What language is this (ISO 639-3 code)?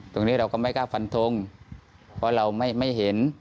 tha